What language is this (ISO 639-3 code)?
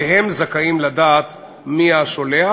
heb